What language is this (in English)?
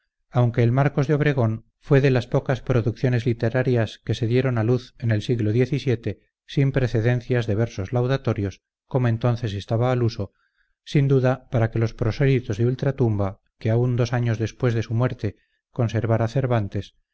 Spanish